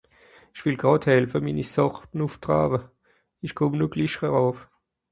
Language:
Swiss German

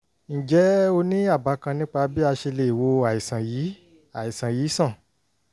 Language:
Yoruba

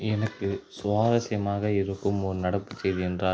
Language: Tamil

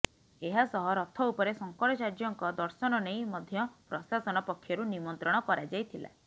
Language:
Odia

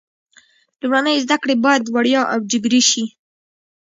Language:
Pashto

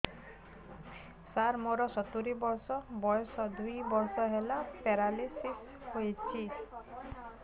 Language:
Odia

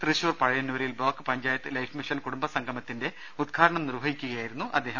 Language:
Malayalam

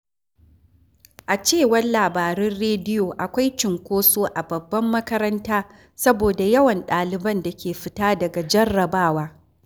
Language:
Hausa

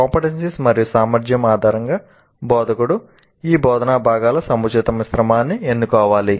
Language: Telugu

